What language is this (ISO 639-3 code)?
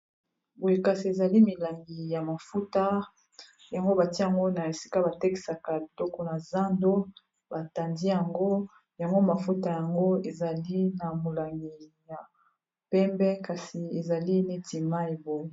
lin